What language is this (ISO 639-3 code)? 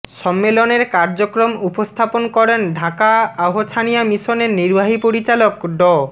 ben